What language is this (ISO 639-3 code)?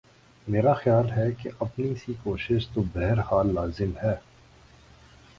urd